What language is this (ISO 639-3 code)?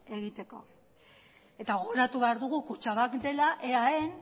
eus